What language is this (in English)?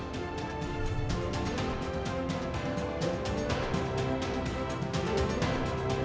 Indonesian